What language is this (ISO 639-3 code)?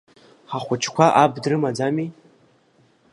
abk